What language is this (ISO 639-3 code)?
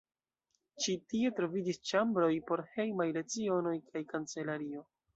epo